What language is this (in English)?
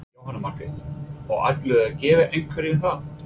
Icelandic